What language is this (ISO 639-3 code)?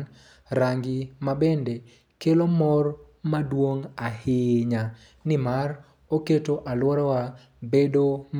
luo